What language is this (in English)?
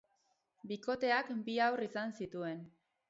Basque